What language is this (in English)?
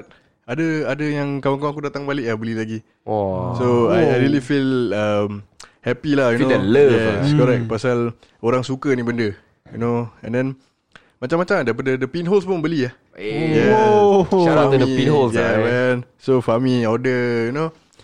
Malay